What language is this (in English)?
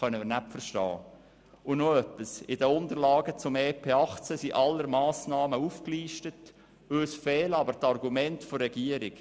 Swiss German